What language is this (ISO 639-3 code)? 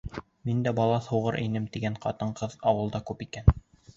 bak